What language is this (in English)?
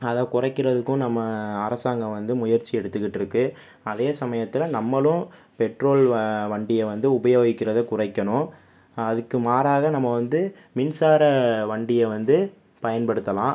Tamil